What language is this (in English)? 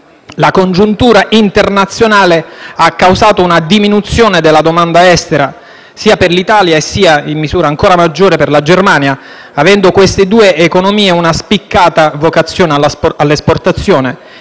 Italian